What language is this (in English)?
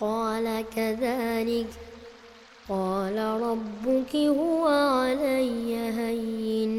Arabic